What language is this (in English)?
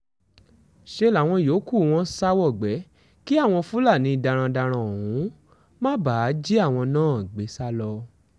Yoruba